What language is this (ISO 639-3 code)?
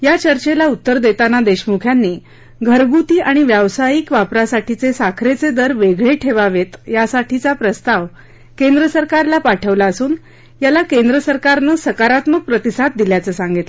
mar